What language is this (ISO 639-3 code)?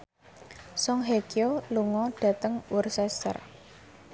jav